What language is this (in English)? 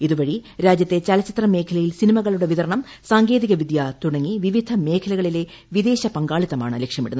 Malayalam